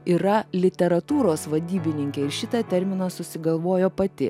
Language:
Lithuanian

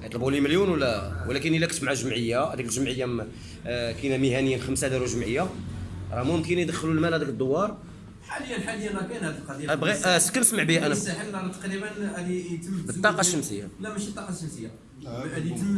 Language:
Arabic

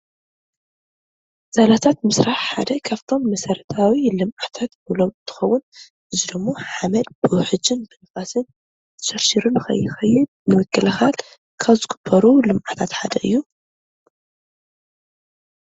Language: Tigrinya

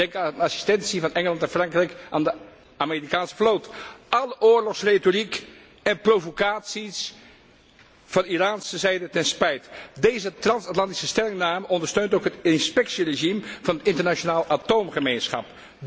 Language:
Dutch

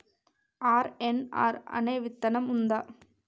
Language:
Telugu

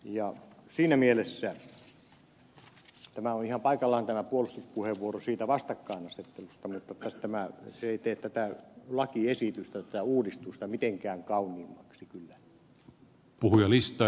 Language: Finnish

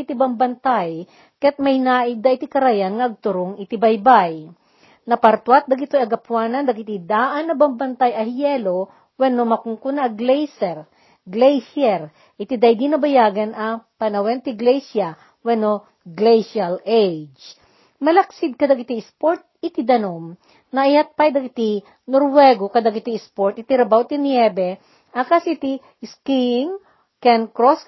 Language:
Filipino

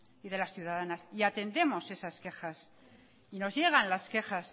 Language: Spanish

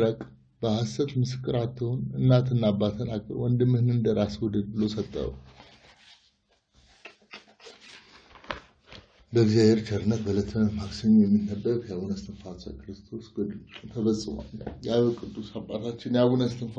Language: Arabic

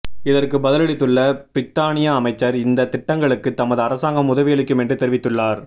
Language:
Tamil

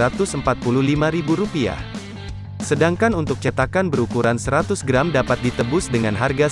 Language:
Indonesian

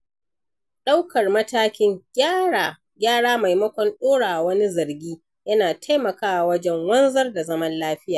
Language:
Hausa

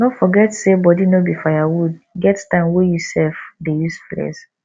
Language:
Nigerian Pidgin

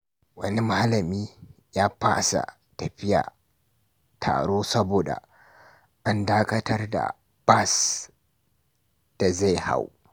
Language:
Hausa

